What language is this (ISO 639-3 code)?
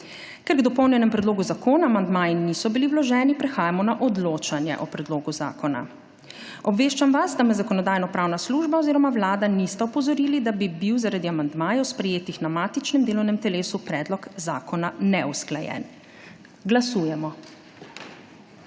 slv